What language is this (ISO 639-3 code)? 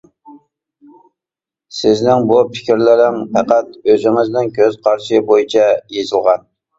uig